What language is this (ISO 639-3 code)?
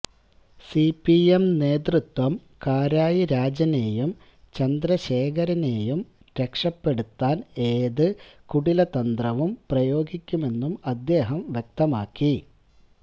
mal